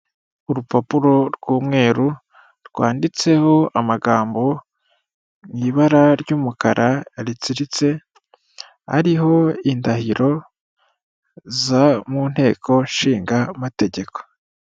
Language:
Kinyarwanda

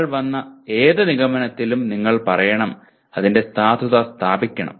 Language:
Malayalam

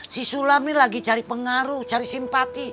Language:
Indonesian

